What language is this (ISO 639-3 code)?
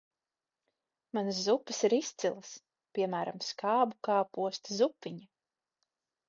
lav